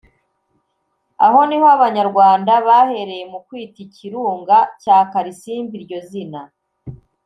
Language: Kinyarwanda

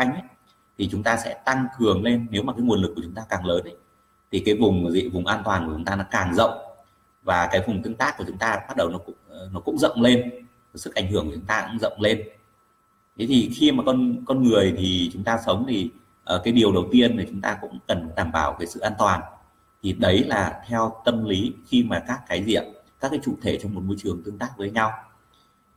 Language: Vietnamese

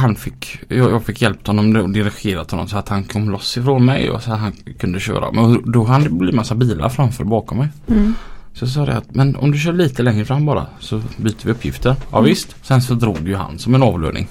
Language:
Swedish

